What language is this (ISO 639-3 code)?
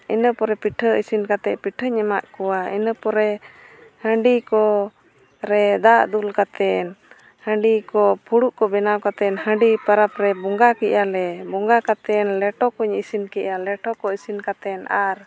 sat